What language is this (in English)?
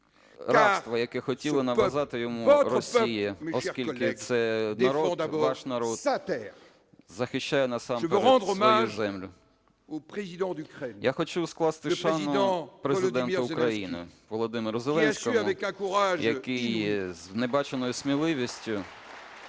Ukrainian